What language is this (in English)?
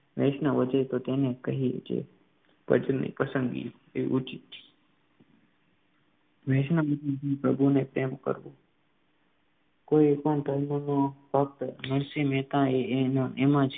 Gujarati